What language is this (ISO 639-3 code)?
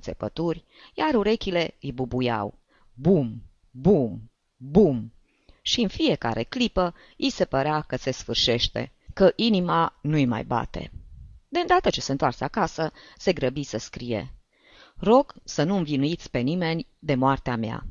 ron